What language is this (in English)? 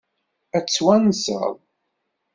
Kabyle